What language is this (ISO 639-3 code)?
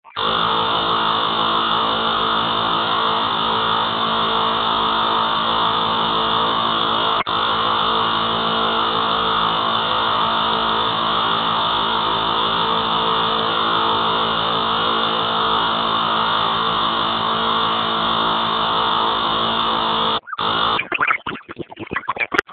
swa